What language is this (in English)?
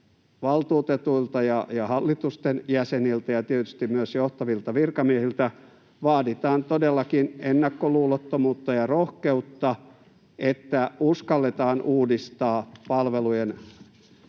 Finnish